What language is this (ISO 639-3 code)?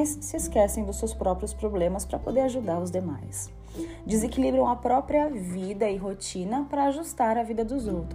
por